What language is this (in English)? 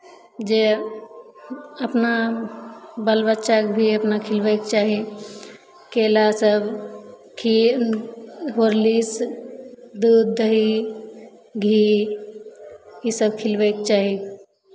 Maithili